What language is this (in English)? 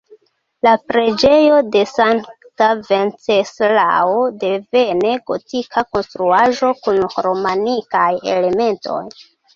Esperanto